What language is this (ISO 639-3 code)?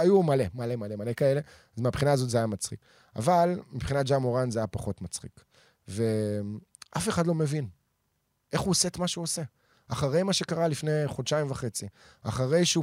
heb